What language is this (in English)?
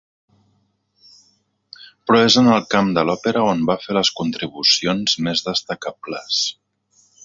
Catalan